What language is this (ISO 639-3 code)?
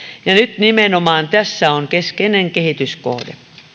fin